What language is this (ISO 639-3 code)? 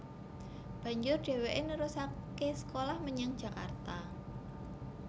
jav